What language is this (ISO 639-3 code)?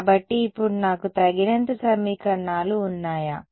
tel